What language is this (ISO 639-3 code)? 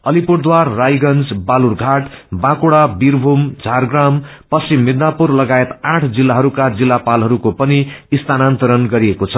nep